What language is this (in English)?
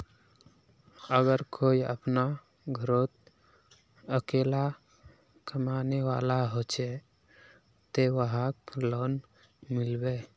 Magahi